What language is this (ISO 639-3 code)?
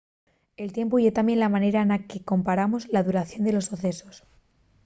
ast